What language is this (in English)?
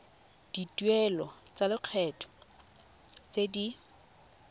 Tswana